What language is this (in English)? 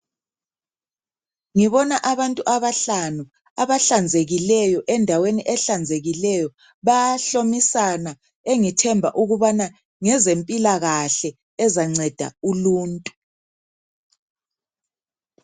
North Ndebele